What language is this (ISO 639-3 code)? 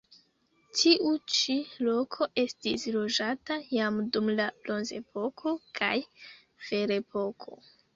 epo